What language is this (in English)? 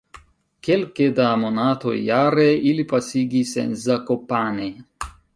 Esperanto